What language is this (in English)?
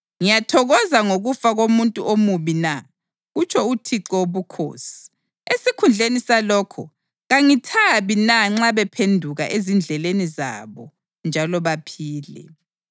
North Ndebele